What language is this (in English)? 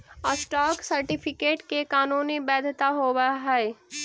Magahi